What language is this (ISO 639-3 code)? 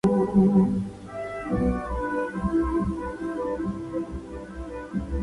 spa